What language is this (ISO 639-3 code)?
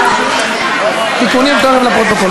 heb